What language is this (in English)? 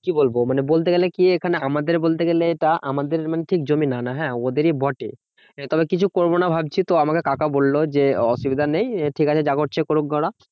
Bangla